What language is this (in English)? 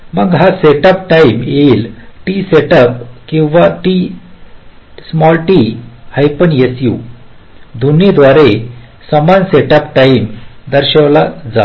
Marathi